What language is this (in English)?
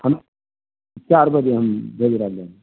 Maithili